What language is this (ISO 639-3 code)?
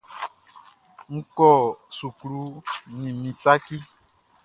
bci